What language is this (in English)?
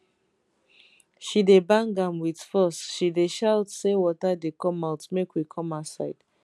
Nigerian Pidgin